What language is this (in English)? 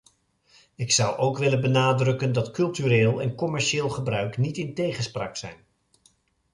Dutch